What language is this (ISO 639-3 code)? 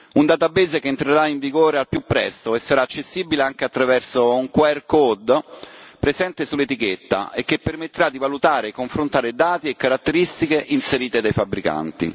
ita